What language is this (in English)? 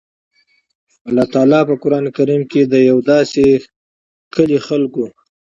Pashto